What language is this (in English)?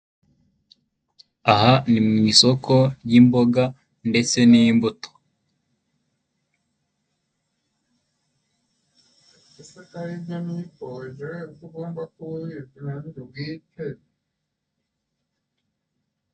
Kinyarwanda